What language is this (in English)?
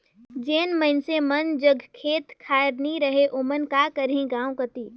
Chhattisgarhi